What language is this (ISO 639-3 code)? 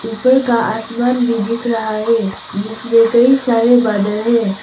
hin